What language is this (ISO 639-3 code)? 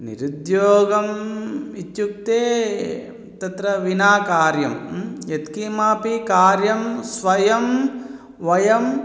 san